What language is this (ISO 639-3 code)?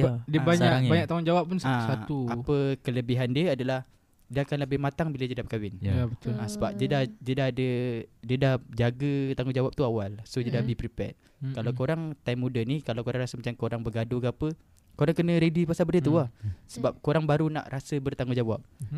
msa